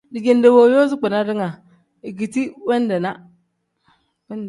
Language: Tem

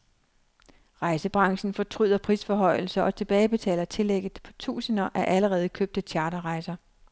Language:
Danish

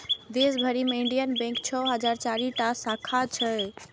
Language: Maithili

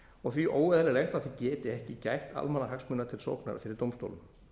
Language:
Icelandic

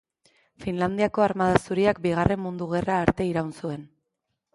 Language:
Basque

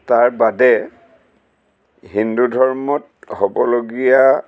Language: Assamese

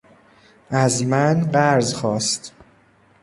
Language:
Persian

